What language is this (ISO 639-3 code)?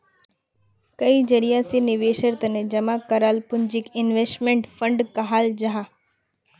mag